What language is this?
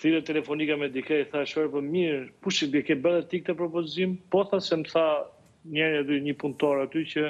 Romanian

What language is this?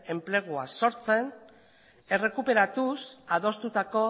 Basque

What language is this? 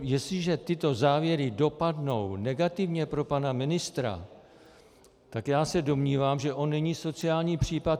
Czech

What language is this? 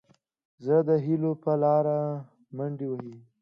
Pashto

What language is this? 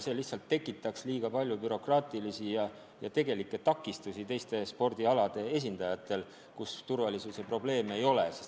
Estonian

